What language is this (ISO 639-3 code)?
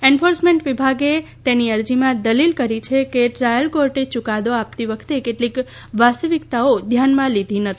guj